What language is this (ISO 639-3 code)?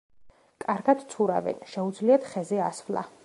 kat